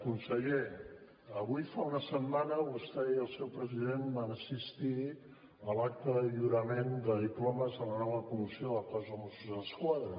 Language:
Catalan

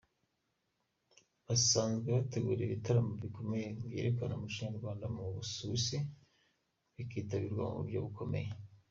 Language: Kinyarwanda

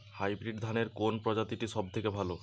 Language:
Bangla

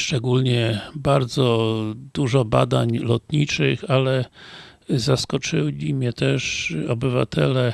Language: Polish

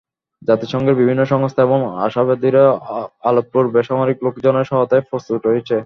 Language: Bangla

